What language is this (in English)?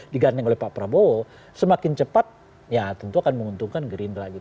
Indonesian